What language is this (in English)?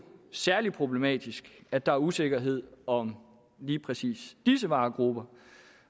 Danish